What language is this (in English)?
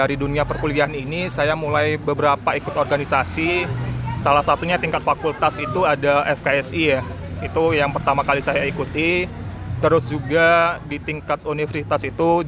Indonesian